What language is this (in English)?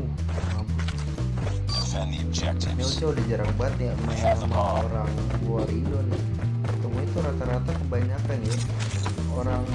Indonesian